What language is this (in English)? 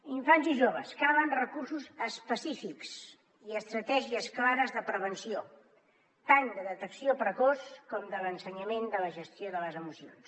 Catalan